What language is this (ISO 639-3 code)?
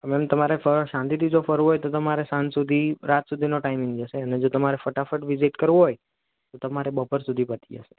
guj